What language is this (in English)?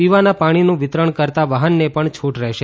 Gujarati